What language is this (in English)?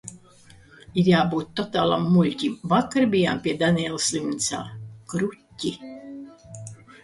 Latvian